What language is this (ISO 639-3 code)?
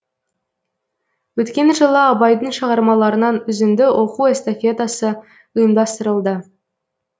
kaz